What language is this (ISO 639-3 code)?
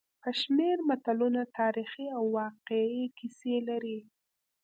pus